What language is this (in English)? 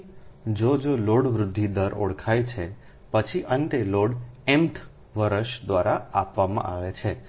Gujarati